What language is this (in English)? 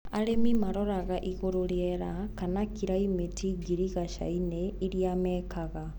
Kikuyu